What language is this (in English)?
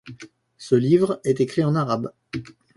French